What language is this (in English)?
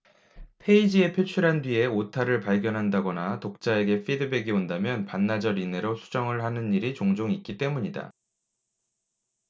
Korean